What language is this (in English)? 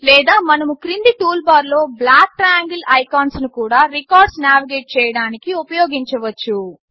Telugu